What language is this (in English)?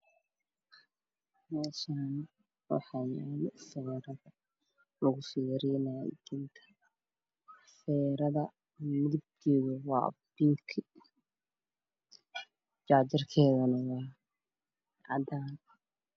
Somali